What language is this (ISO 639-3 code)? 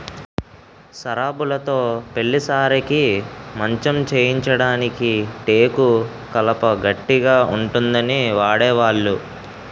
tel